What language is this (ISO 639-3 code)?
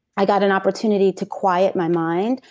eng